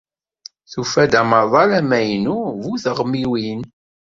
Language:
Kabyle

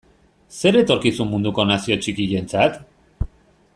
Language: Basque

